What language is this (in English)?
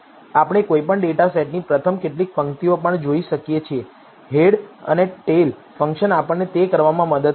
Gujarati